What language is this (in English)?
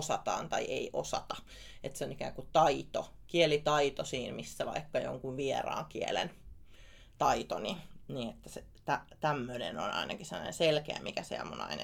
Finnish